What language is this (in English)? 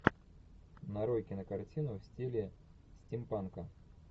Russian